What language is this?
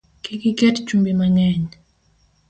Luo (Kenya and Tanzania)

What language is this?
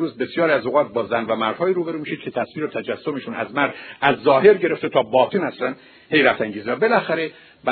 Persian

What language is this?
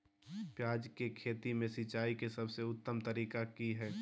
Magahi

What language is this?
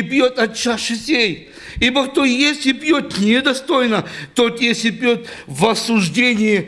Russian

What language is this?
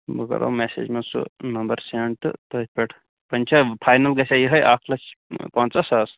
Kashmiri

